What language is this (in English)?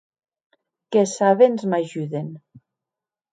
Occitan